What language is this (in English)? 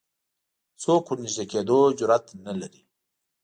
Pashto